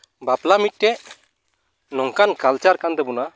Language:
Santali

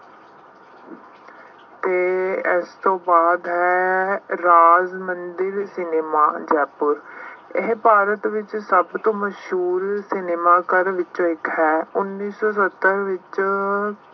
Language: Punjabi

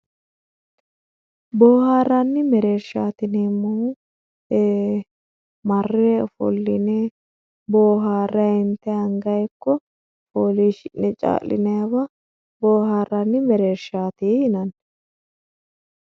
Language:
Sidamo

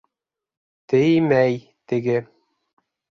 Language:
Bashkir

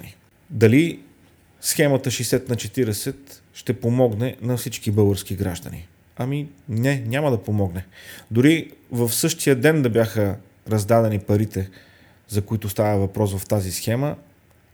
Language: Bulgarian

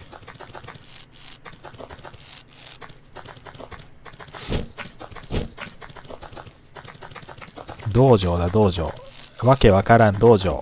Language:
Japanese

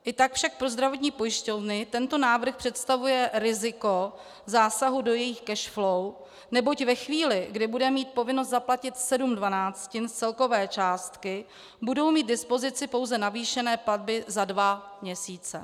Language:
Czech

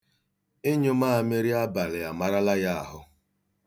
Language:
Igbo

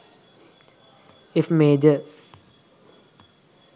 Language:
Sinhala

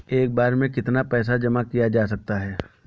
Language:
Hindi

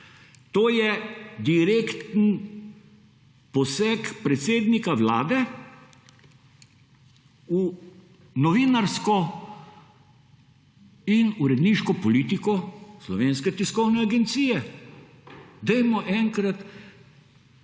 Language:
Slovenian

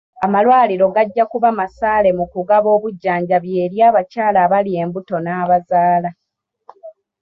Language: Ganda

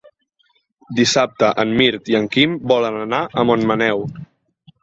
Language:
Catalan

